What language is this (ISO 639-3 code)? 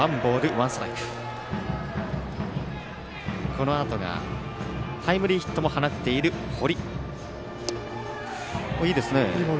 jpn